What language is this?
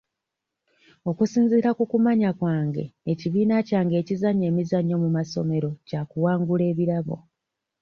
Ganda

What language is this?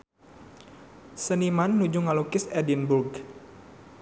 Sundanese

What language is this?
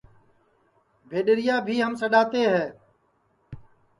Sansi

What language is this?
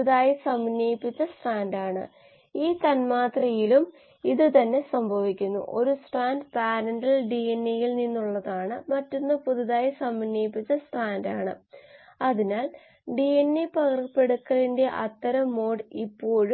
Malayalam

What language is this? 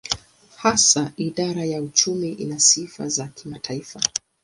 Swahili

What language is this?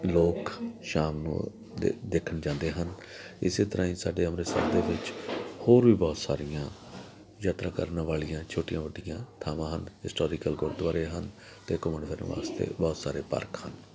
Punjabi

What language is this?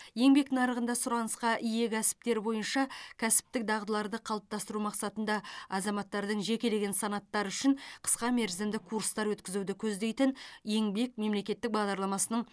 Kazakh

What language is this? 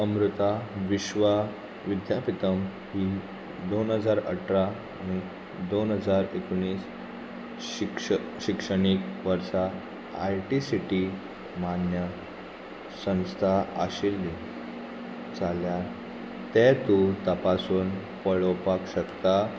Konkani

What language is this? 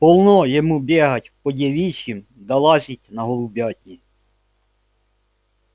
Russian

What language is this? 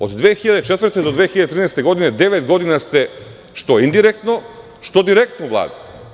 Serbian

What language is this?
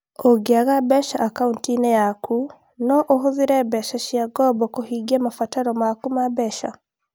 Kikuyu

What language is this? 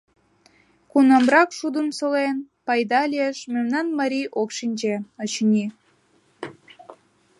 Mari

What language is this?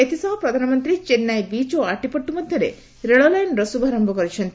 Odia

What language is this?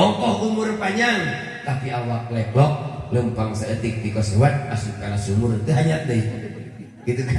Indonesian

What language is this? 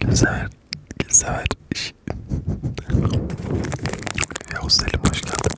Turkish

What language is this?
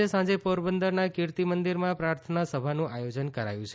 Gujarati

